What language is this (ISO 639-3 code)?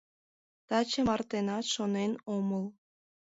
chm